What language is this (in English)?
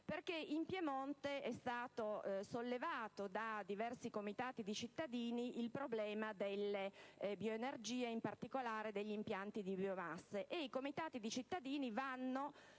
Italian